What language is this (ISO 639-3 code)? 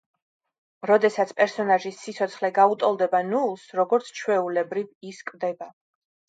kat